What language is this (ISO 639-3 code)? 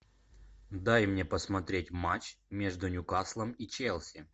rus